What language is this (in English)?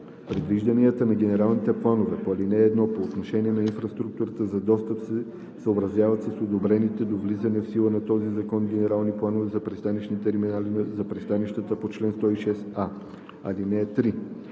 Bulgarian